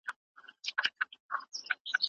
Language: Pashto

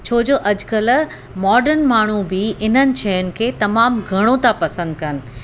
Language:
Sindhi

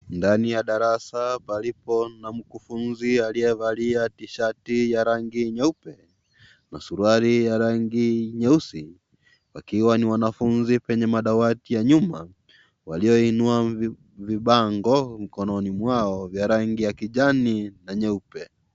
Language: Swahili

